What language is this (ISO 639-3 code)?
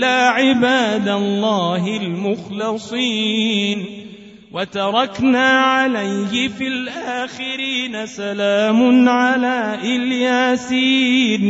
ara